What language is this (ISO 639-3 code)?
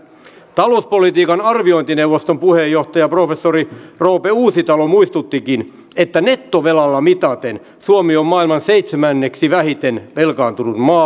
fin